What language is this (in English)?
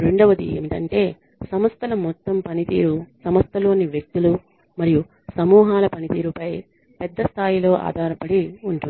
Telugu